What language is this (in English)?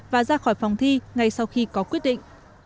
Vietnamese